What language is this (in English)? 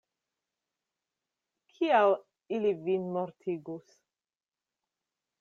Esperanto